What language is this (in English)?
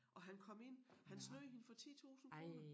Danish